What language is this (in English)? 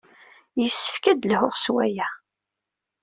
Kabyle